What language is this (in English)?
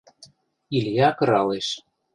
Western Mari